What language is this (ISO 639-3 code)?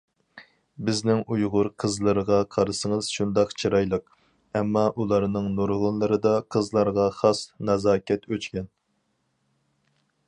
uig